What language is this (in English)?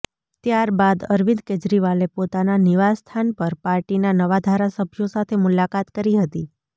Gujarati